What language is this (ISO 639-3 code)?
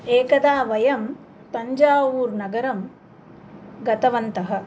san